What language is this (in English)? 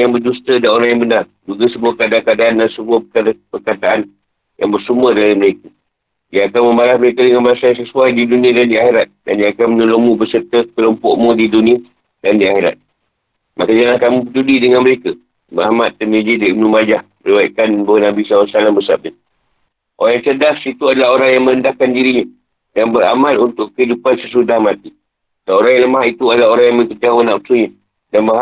Malay